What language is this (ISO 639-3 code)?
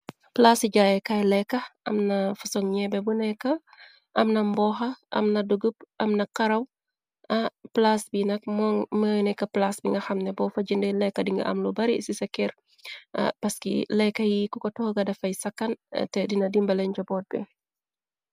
wol